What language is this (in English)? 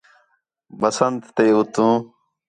Khetrani